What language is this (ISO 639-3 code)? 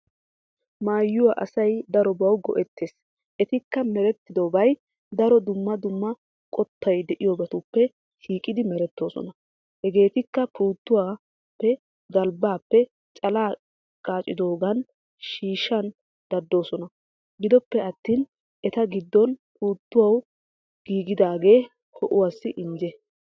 wal